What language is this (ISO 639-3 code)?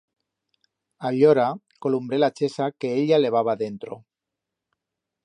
arg